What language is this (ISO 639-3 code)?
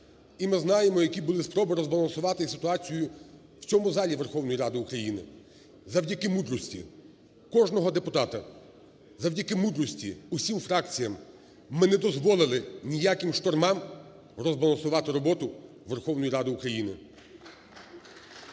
ukr